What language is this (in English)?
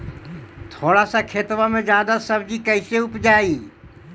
Magahi